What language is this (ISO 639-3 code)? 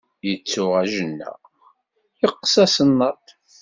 kab